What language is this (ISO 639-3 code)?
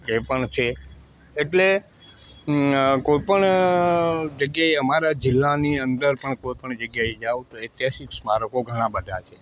guj